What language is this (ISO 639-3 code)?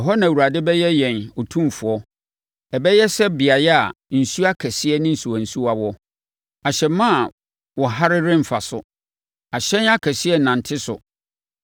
aka